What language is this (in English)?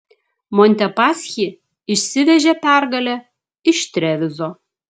Lithuanian